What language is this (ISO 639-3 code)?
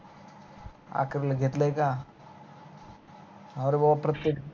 mar